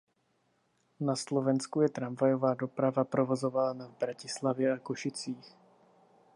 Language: Czech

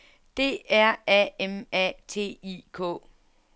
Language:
Danish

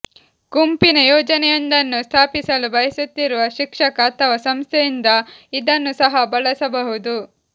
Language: Kannada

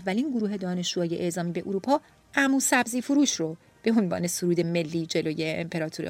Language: Persian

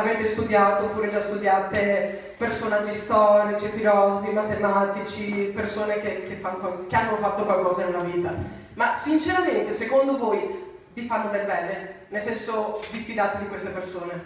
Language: Italian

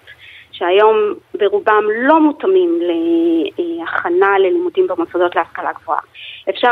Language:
Hebrew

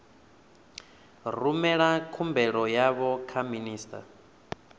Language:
Venda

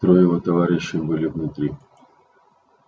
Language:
Russian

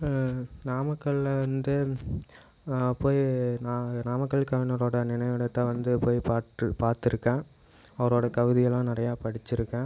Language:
Tamil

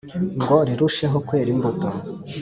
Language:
Kinyarwanda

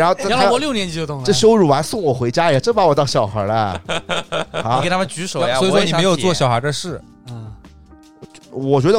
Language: Chinese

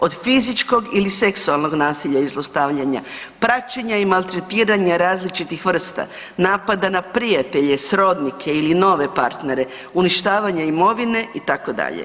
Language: Croatian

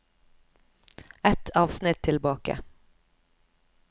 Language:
Norwegian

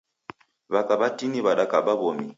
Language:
Taita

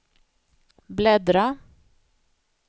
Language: Swedish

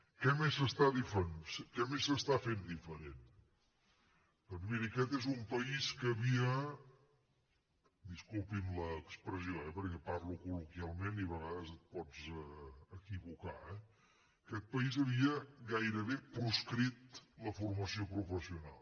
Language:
Catalan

